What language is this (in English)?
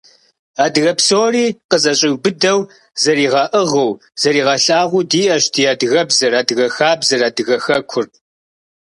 Kabardian